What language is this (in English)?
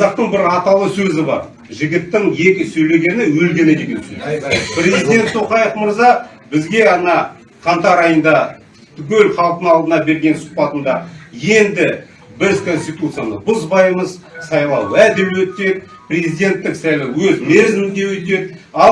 Turkish